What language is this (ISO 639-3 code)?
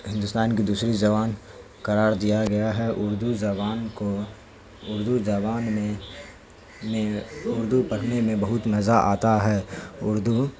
urd